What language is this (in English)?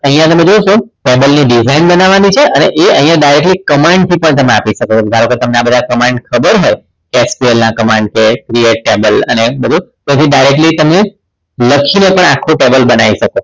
Gujarati